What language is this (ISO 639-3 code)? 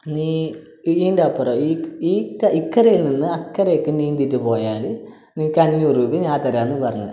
mal